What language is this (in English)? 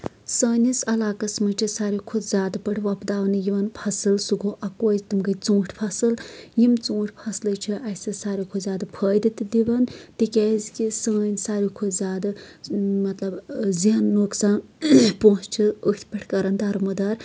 Kashmiri